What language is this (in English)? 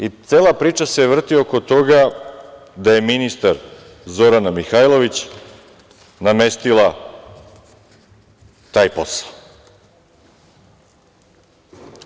Serbian